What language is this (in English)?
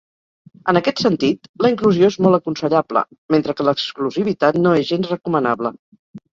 Catalan